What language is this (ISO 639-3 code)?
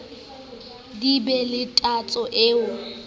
sot